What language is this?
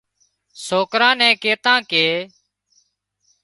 Wadiyara Koli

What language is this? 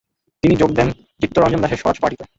Bangla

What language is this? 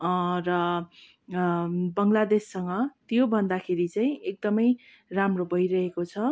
Nepali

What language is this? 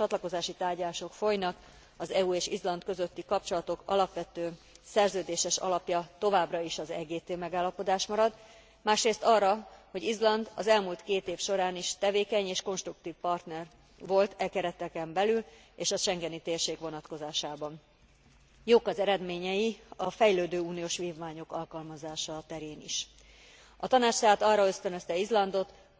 Hungarian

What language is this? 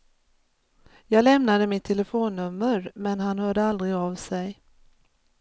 Swedish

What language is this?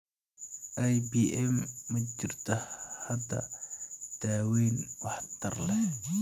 Somali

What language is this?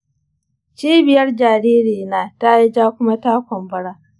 Hausa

